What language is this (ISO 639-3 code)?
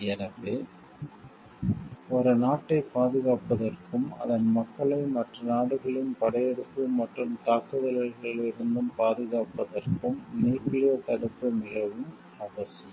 tam